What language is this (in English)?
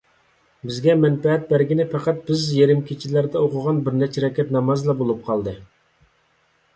Uyghur